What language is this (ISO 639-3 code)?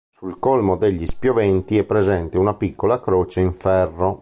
ita